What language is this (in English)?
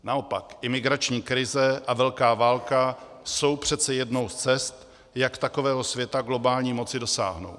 Czech